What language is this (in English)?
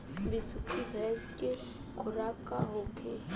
Bhojpuri